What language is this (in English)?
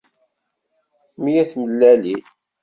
Kabyle